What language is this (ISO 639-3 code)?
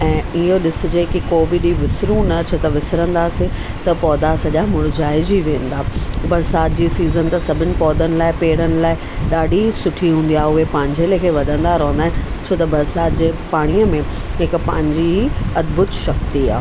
snd